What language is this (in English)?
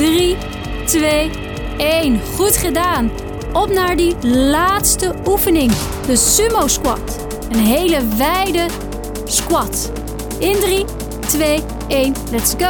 Dutch